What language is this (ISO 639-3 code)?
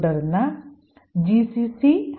mal